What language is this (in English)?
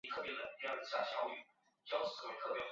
Chinese